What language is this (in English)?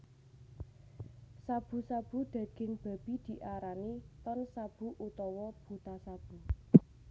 Javanese